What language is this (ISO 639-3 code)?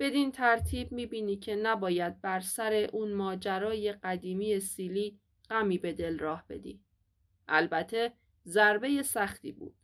fas